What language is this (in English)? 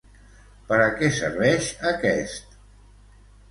Catalan